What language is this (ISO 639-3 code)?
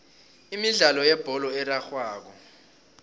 nbl